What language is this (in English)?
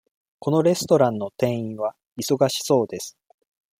Japanese